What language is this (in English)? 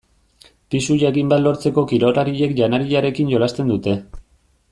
Basque